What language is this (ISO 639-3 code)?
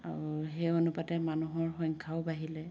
asm